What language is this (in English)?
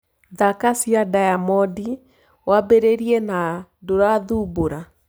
Kikuyu